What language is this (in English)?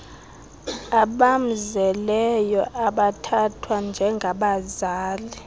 Xhosa